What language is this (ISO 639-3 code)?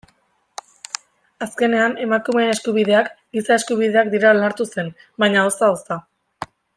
eus